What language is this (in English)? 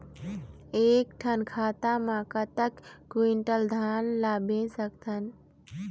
Chhattisgarhi